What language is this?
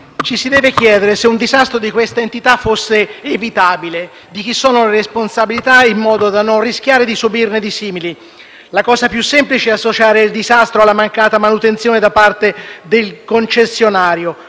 Italian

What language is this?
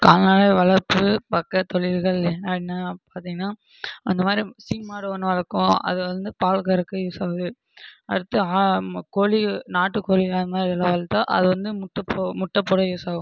Tamil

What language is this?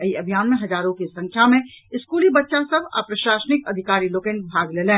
Maithili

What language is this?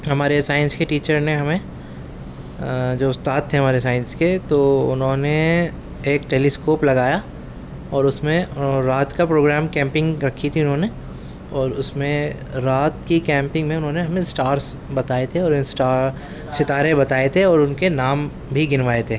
Urdu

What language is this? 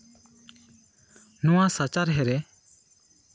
Santali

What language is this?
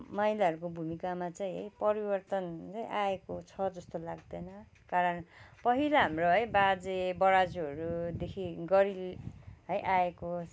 Nepali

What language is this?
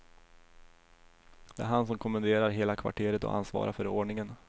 Swedish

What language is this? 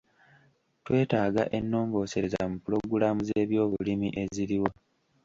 Ganda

